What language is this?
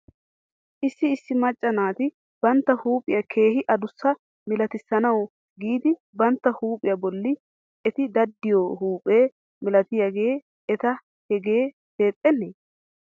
Wolaytta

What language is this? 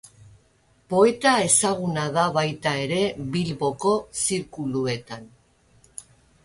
Basque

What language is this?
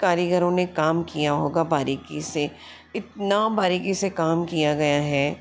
Hindi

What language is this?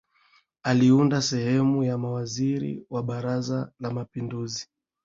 Swahili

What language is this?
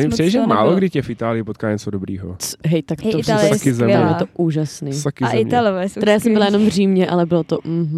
Czech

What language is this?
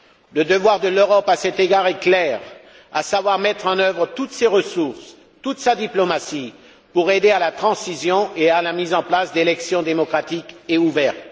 French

